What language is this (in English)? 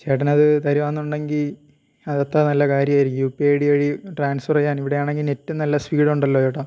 Malayalam